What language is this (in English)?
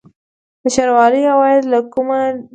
Pashto